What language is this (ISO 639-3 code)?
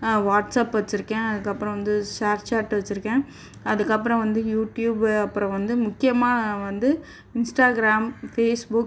tam